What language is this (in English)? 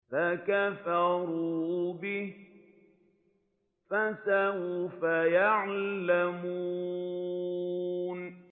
Arabic